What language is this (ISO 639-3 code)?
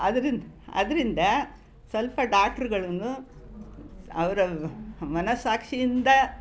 kan